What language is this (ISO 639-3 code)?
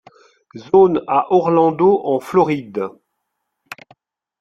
fra